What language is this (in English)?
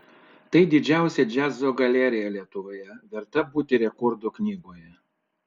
Lithuanian